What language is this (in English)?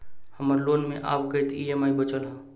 Maithili